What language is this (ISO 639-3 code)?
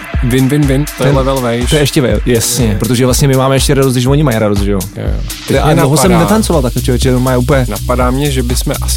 ces